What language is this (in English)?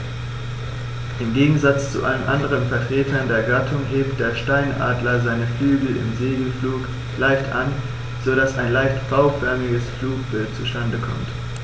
German